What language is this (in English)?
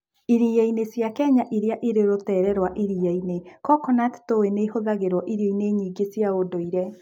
Kikuyu